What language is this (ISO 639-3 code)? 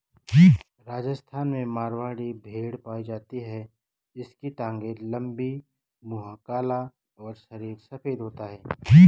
hin